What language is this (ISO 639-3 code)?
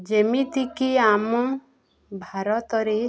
ori